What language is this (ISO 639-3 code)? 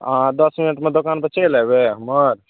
mai